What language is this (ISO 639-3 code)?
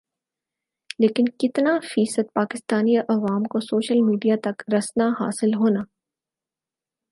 urd